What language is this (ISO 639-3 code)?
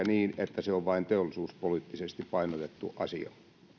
fin